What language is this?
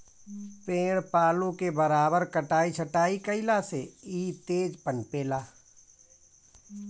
Bhojpuri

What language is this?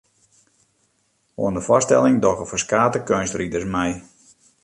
Western Frisian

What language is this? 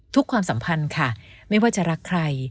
Thai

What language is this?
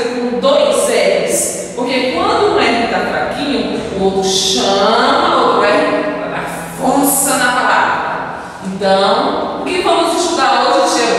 Portuguese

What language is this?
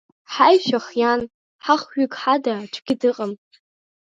Abkhazian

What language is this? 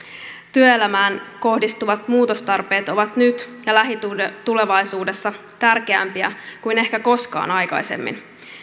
Finnish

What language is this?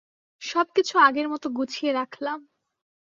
Bangla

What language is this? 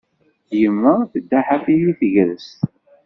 Kabyle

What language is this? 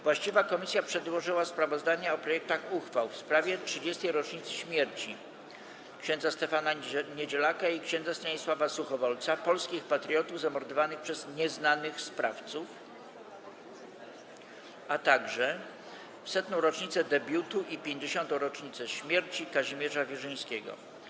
Polish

